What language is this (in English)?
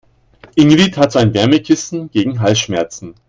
German